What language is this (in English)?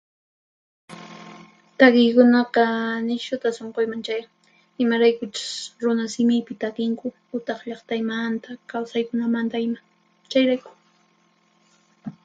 Puno Quechua